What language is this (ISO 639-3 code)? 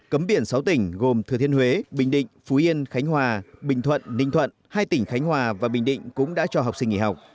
vie